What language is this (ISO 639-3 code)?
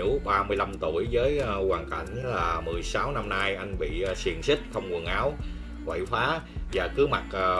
vie